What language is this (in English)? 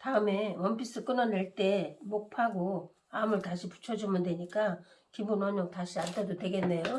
Korean